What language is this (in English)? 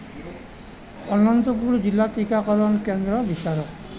Assamese